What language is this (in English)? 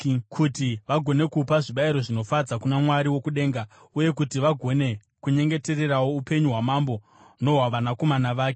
Shona